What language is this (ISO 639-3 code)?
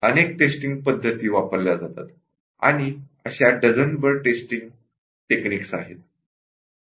mar